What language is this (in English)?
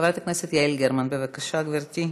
Hebrew